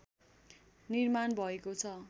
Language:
Nepali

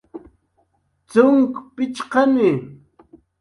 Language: Jaqaru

